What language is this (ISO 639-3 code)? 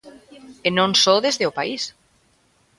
glg